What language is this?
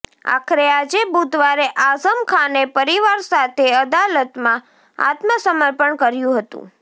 Gujarati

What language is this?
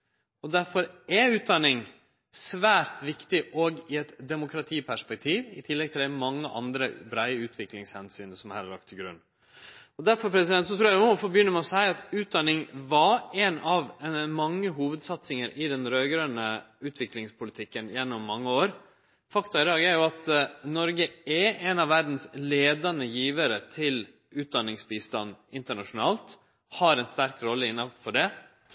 Norwegian Nynorsk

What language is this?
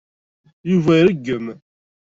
Kabyle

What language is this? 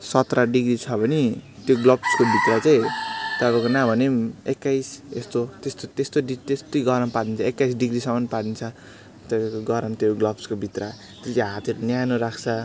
Nepali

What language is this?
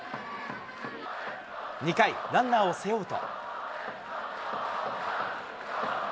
Japanese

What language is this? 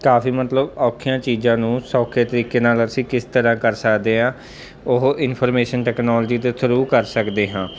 Punjabi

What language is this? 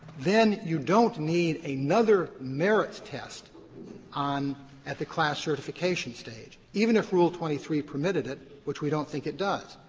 English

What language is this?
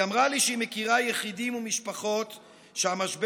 Hebrew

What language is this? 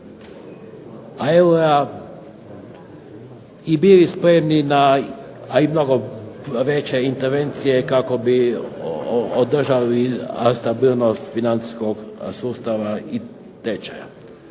Croatian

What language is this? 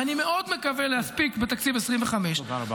Hebrew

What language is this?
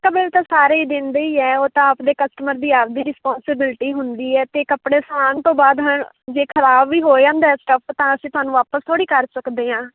Punjabi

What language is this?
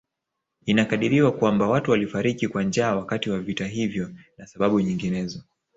Swahili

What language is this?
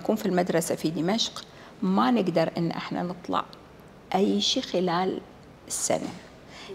Arabic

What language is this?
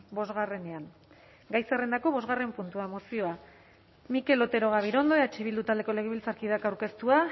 Basque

